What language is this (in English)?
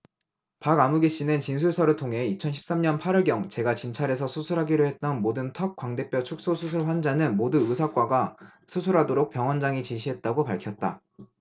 Korean